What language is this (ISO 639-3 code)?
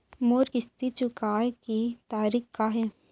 hne